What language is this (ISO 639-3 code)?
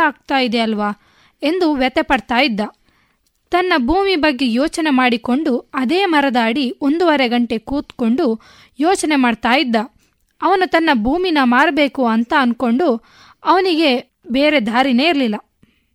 kan